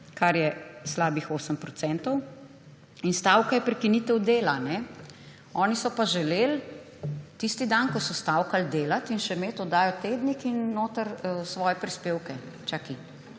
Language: Slovenian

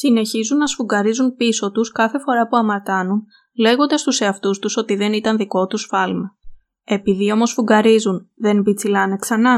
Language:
Greek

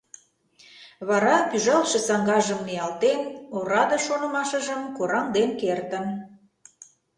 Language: Mari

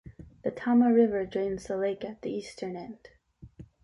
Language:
English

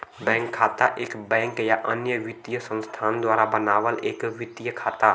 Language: Bhojpuri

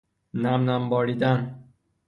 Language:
Persian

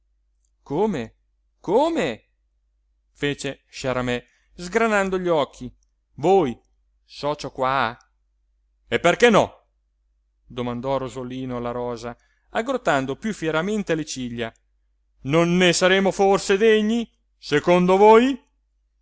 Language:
Italian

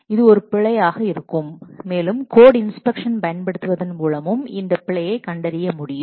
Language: Tamil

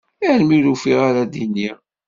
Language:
Kabyle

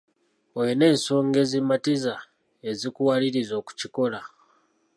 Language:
Ganda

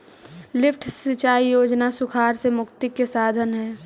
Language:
Magahi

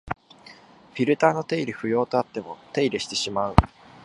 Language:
Japanese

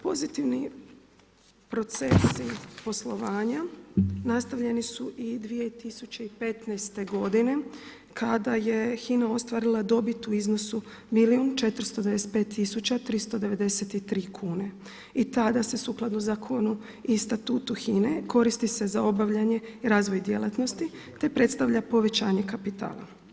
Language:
Croatian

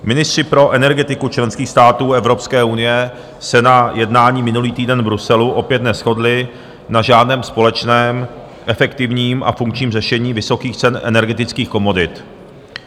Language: Czech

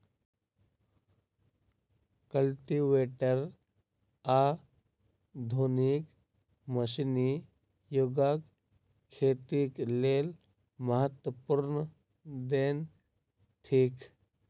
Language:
Maithili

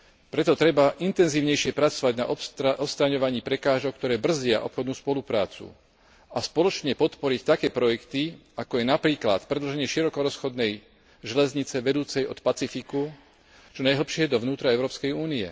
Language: Slovak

